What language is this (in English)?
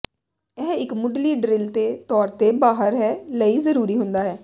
Punjabi